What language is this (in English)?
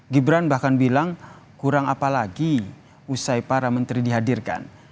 Indonesian